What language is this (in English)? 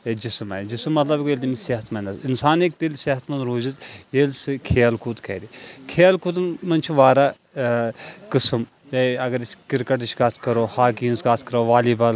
Kashmiri